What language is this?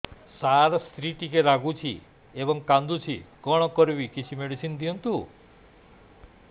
Odia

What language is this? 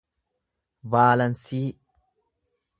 Oromo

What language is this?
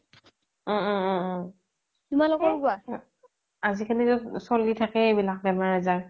Assamese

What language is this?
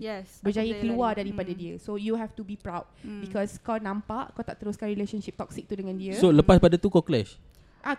Malay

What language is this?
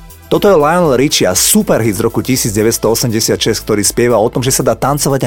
Slovak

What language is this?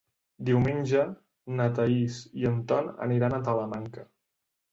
Catalan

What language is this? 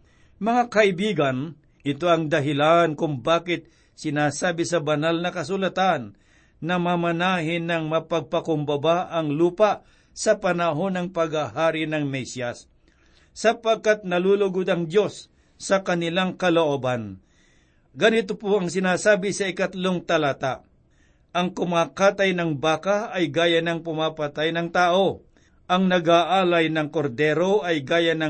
Filipino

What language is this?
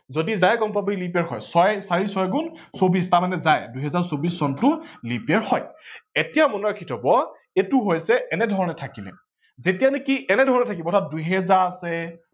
Assamese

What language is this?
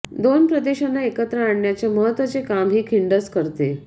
Marathi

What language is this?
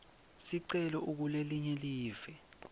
Swati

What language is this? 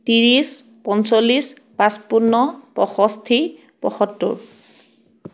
Assamese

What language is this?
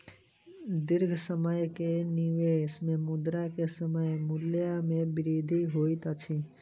Maithili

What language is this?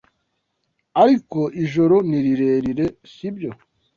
Kinyarwanda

